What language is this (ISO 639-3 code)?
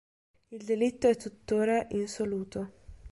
ita